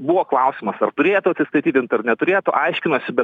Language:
Lithuanian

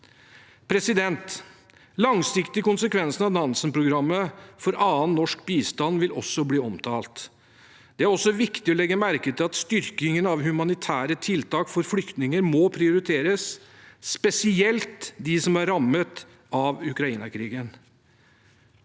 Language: Norwegian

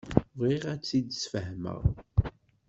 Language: Kabyle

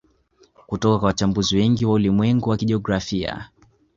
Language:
Swahili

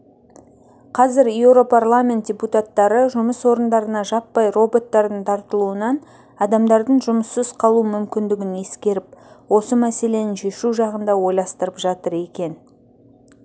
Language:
Kazakh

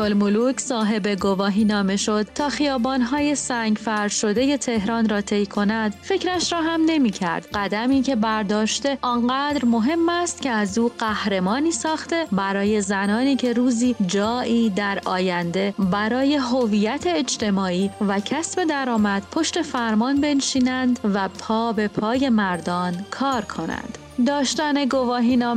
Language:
Persian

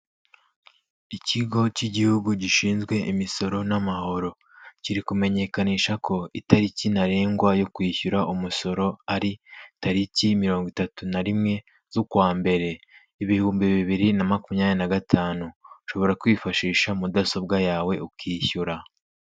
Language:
Kinyarwanda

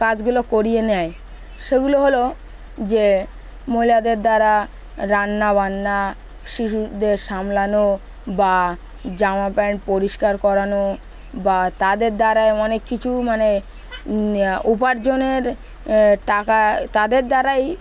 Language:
Bangla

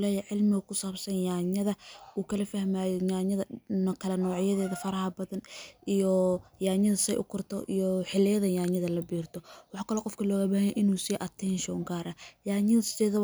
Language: Somali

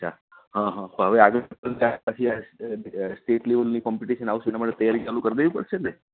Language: Gujarati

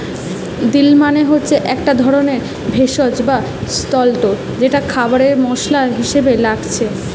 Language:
Bangla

